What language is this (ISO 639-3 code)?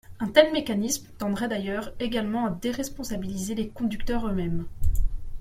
fra